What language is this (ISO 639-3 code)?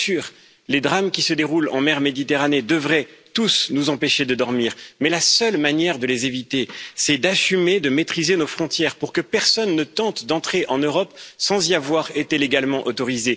fra